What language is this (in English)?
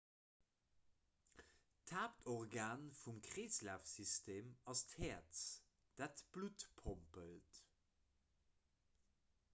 Luxembourgish